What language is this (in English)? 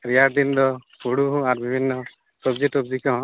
Santali